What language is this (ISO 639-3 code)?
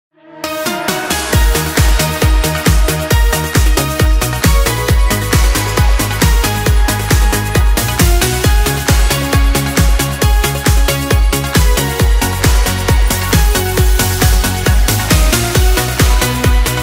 ron